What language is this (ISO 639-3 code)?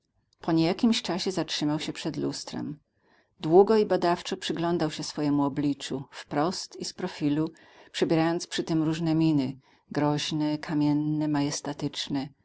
pol